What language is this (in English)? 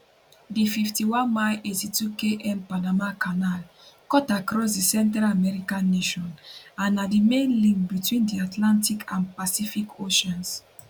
Nigerian Pidgin